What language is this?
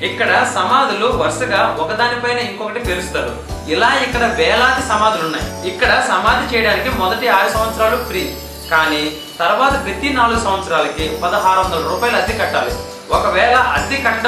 Telugu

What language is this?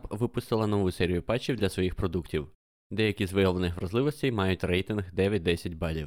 Ukrainian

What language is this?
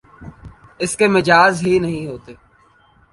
Urdu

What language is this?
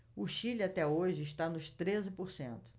Portuguese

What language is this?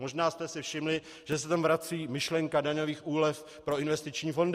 Czech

